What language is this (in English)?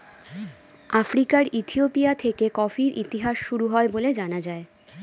Bangla